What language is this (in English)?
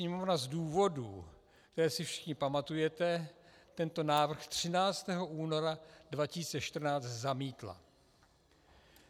Czech